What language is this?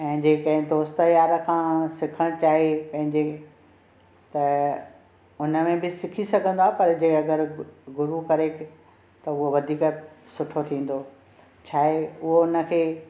Sindhi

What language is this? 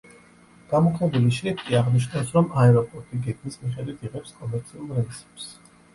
Georgian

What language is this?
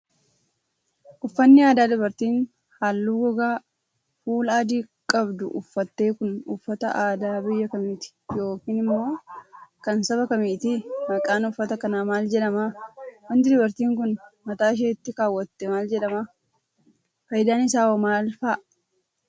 Oromo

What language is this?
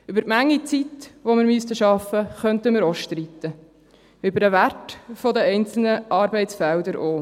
Swiss German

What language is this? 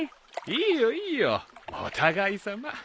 Japanese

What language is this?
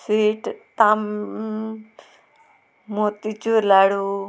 Konkani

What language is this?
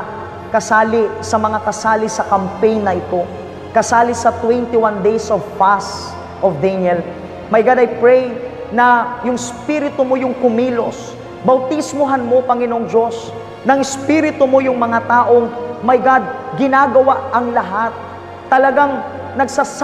Filipino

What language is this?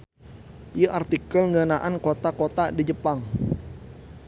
Sundanese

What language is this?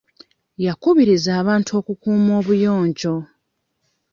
Ganda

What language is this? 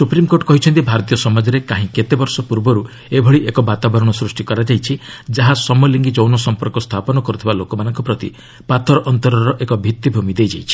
Odia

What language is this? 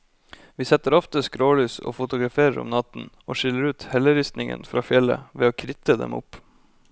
Norwegian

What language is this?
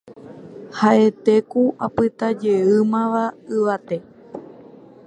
Guarani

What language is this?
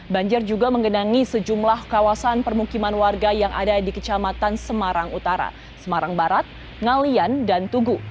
Indonesian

